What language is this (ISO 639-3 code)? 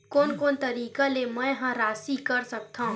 hne